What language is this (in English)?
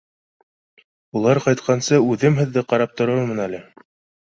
Bashkir